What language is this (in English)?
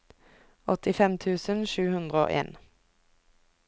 Norwegian